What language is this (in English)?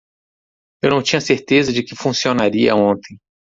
Portuguese